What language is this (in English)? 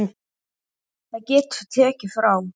Icelandic